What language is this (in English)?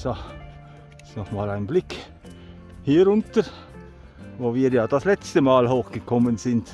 German